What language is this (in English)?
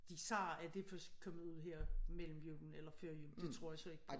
Danish